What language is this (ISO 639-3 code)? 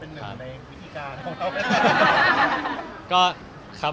tha